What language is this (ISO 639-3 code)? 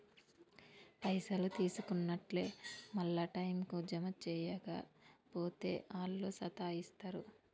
tel